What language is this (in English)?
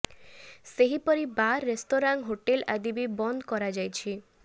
Odia